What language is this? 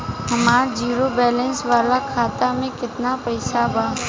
Bhojpuri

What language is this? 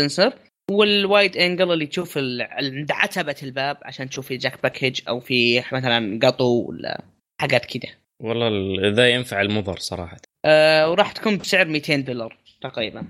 Arabic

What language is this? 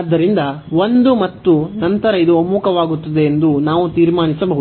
Kannada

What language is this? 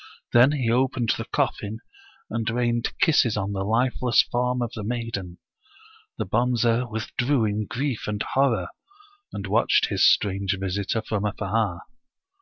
English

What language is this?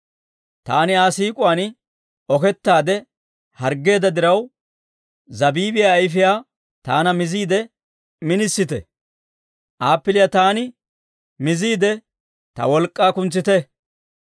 Dawro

